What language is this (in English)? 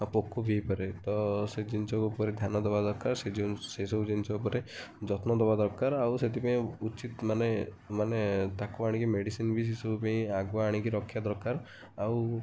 Odia